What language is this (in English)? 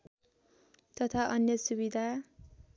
Nepali